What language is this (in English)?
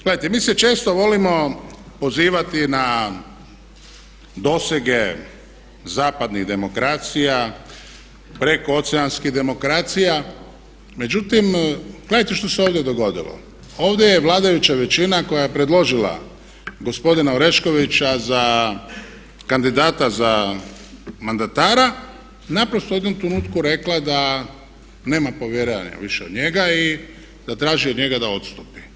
Croatian